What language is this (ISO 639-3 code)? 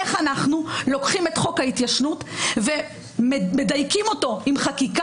heb